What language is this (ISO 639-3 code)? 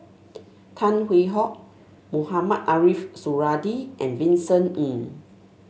eng